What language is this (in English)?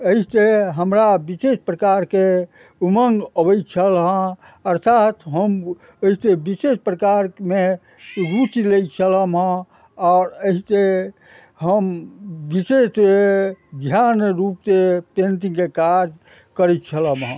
Maithili